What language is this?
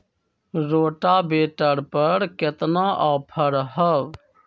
Magahi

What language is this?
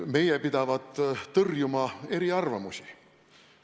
Estonian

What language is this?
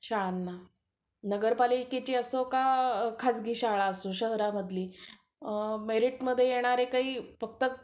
Marathi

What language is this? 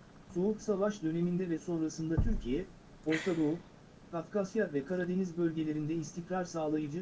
Turkish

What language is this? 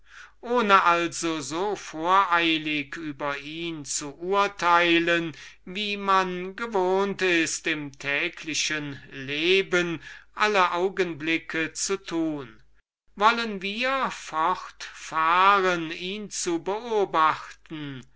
German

